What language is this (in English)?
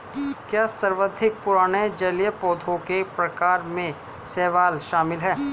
Hindi